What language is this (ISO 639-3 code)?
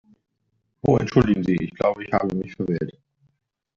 deu